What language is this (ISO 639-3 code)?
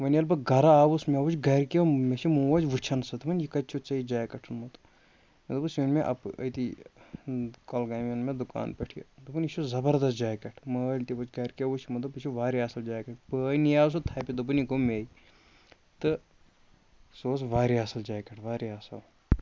kas